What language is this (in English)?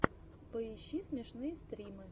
Russian